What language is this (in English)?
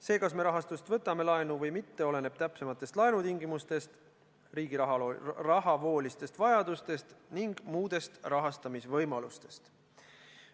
Estonian